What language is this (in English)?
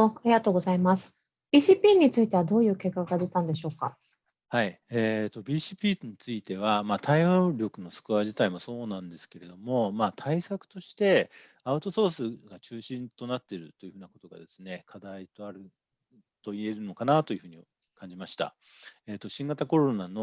Japanese